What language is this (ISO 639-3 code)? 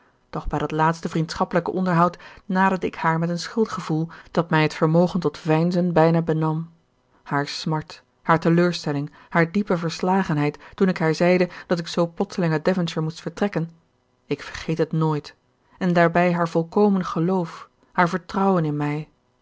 nld